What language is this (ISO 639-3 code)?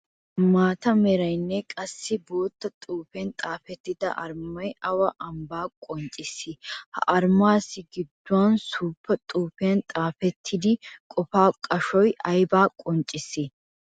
wal